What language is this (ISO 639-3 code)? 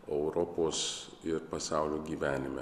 lit